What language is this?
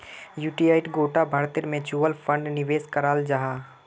Magahi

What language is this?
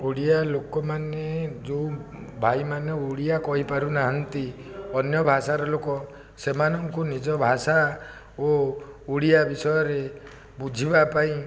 Odia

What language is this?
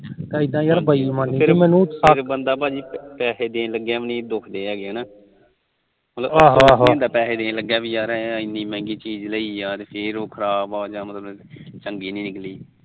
Punjabi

